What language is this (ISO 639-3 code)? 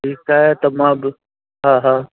snd